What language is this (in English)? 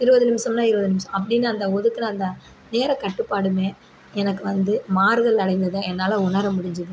Tamil